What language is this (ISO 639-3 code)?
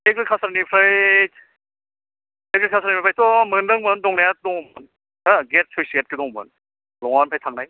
brx